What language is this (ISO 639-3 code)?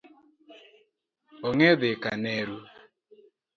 luo